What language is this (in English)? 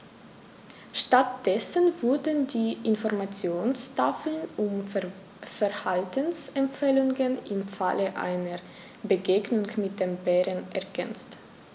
German